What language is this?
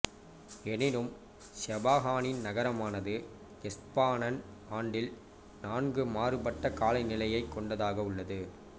Tamil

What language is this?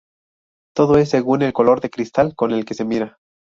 Spanish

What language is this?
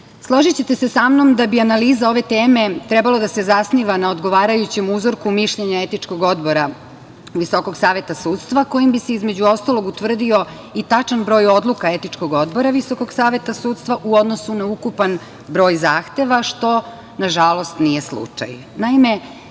Serbian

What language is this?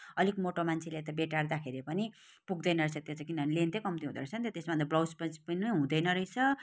Nepali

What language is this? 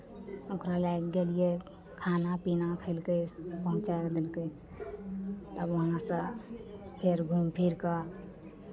Maithili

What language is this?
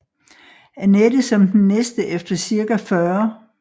Danish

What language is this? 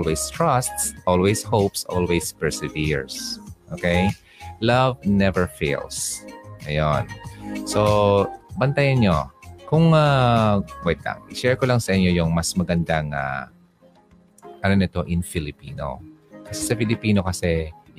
Filipino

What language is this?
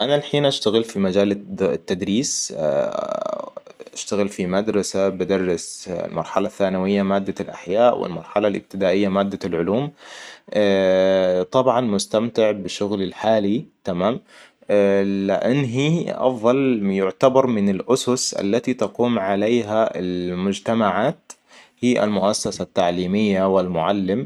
Hijazi Arabic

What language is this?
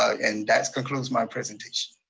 English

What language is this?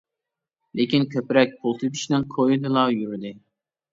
Uyghur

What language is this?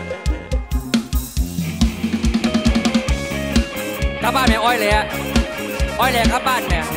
Thai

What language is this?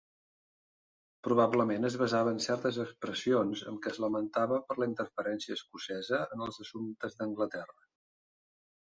Catalan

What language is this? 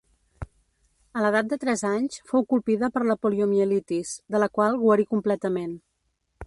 Catalan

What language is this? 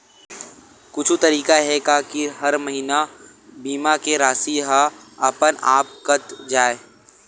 Chhattisgarhi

